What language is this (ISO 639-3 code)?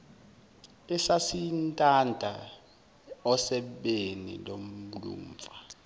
zul